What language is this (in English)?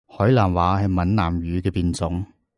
Cantonese